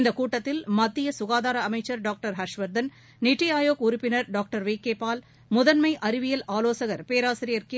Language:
Tamil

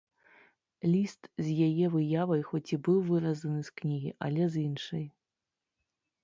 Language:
Belarusian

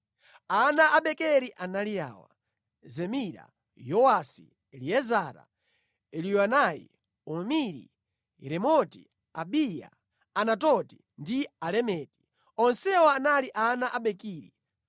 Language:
Nyanja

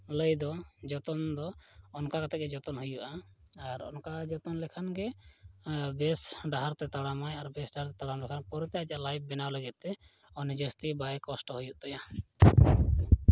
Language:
Santali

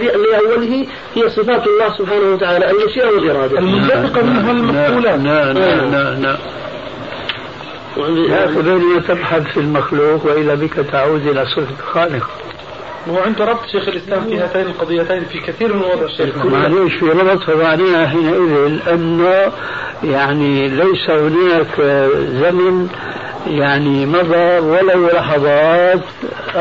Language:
Arabic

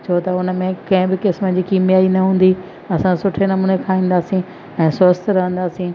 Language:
Sindhi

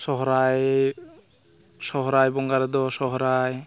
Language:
Santali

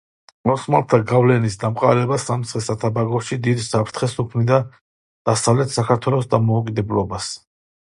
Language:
Georgian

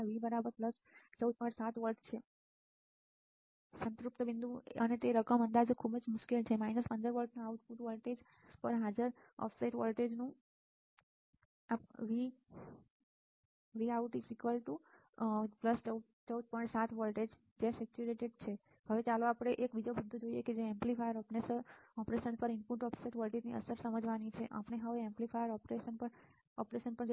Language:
Gujarati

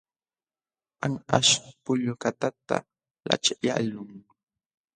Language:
Jauja Wanca Quechua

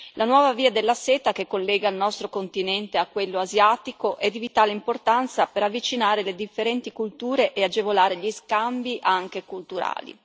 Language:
Italian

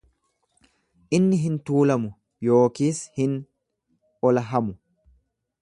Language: Oromo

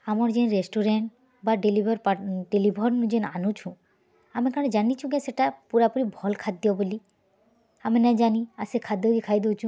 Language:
Odia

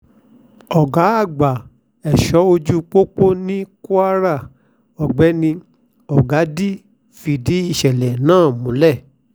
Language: Yoruba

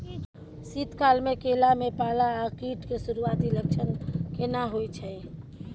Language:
Maithili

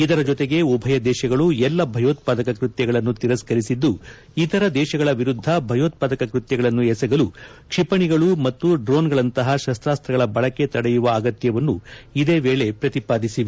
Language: Kannada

